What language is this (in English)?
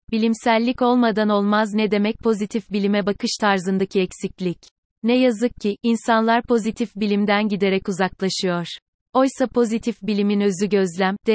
Turkish